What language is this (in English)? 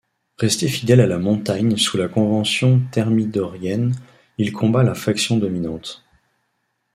French